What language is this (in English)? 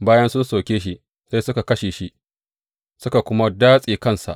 Hausa